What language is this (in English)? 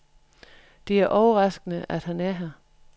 Danish